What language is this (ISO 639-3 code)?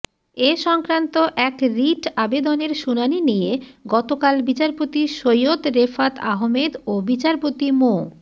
ben